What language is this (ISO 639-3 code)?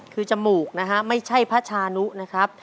tha